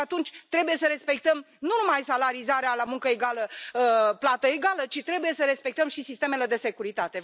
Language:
Romanian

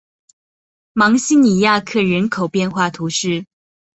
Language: Chinese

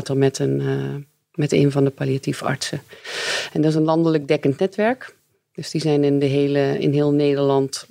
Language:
Dutch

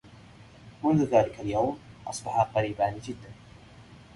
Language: Arabic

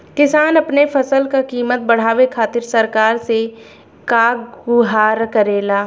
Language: Bhojpuri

